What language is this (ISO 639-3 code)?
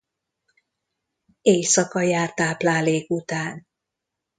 hun